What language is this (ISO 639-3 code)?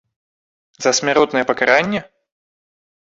bel